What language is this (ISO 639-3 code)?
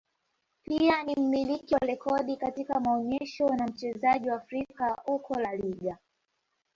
swa